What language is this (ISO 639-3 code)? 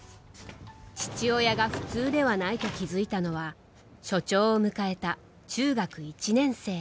jpn